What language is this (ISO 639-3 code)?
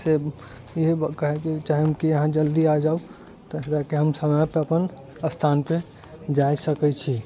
mai